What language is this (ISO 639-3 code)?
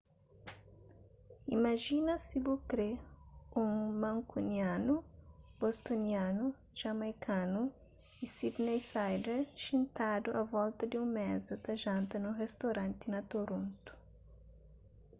kea